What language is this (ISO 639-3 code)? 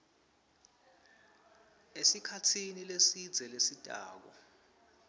ssw